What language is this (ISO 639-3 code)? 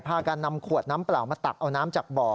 tha